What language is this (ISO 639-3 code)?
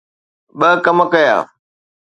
snd